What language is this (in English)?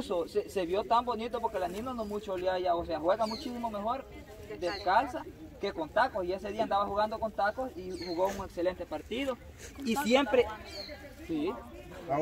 Spanish